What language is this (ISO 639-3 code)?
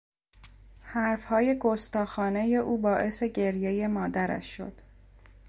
fas